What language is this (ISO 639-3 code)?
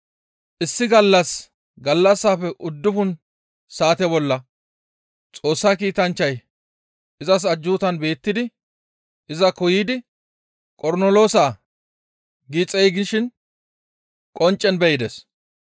gmv